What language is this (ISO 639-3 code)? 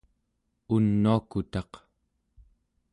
esu